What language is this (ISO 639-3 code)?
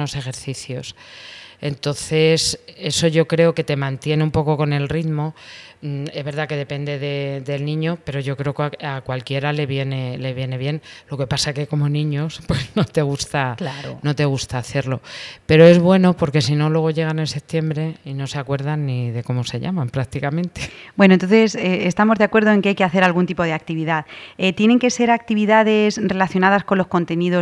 spa